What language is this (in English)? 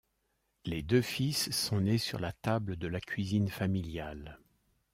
French